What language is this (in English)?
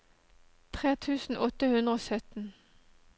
Norwegian